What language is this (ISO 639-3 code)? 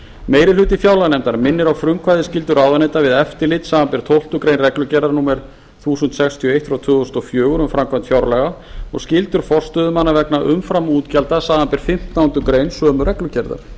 isl